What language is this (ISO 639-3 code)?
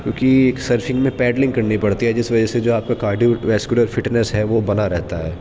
urd